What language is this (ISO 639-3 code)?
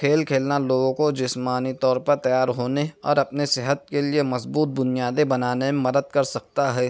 urd